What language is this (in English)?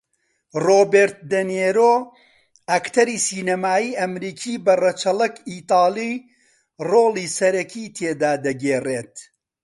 Central Kurdish